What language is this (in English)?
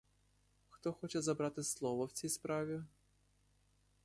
Ukrainian